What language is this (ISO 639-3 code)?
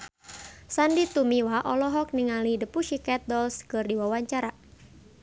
sun